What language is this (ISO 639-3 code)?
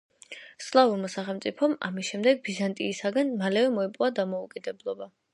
kat